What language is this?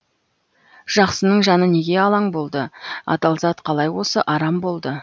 Kazakh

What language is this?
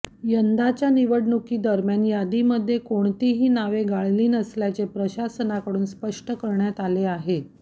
Marathi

